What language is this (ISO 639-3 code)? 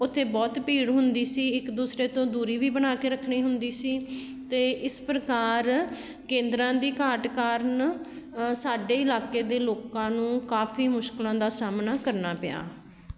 pan